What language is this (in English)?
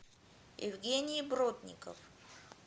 Russian